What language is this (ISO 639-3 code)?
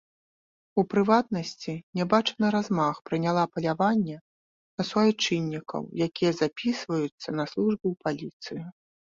bel